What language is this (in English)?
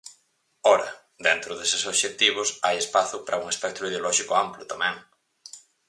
Galician